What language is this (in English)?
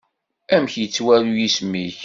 Kabyle